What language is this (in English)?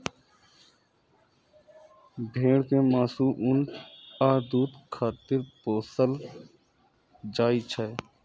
Maithili